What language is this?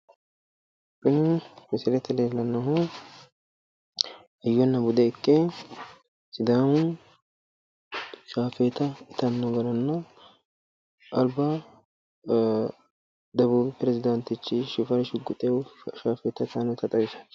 Sidamo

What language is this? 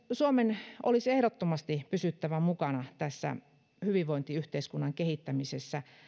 Finnish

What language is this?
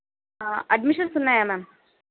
Telugu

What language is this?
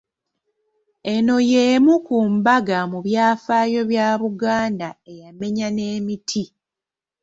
Ganda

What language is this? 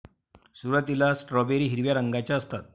Marathi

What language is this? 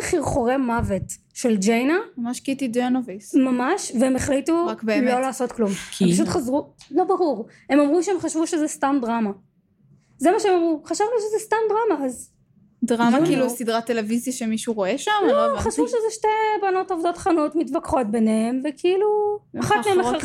Hebrew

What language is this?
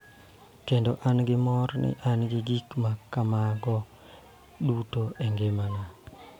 Luo (Kenya and Tanzania)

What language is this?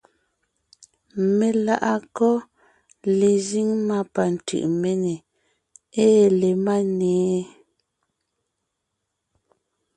Ngiemboon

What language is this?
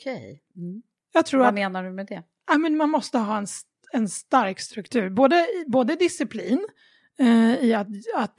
Swedish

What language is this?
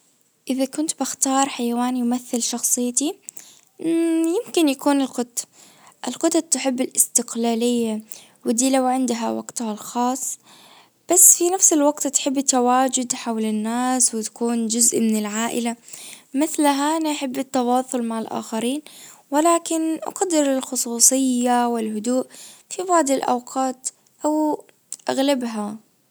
Najdi Arabic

